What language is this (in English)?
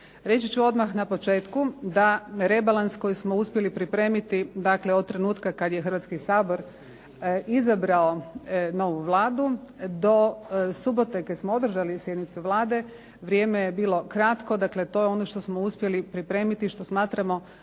Croatian